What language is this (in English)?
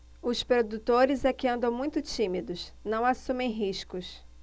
Portuguese